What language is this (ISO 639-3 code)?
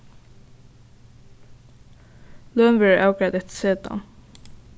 fao